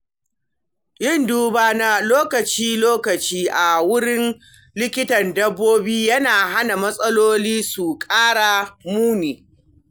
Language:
Hausa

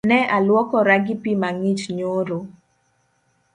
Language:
Luo (Kenya and Tanzania)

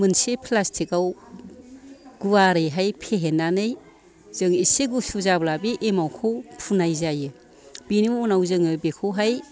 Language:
Bodo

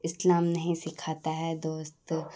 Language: Urdu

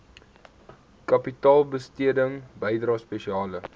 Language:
Afrikaans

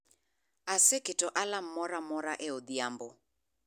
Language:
Luo (Kenya and Tanzania)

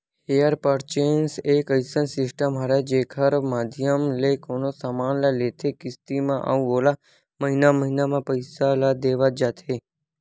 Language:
Chhattisgarhi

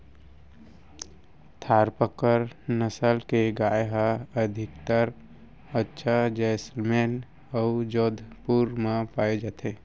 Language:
Chhattisgarhi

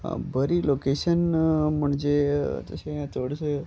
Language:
Konkani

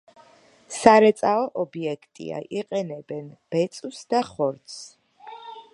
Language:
Georgian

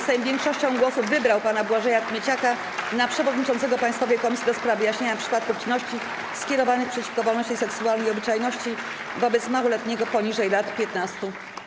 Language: Polish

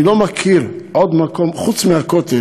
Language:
Hebrew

